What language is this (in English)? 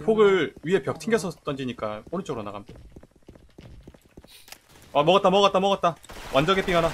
Korean